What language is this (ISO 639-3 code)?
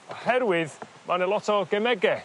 cym